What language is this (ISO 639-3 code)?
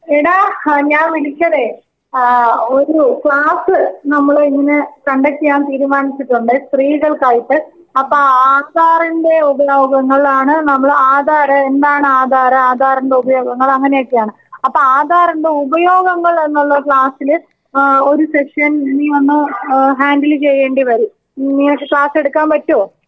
mal